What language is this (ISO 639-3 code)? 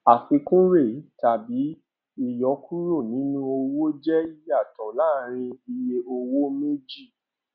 yor